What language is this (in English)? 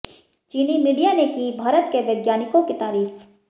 Hindi